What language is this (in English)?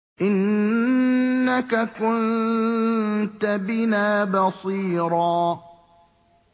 Arabic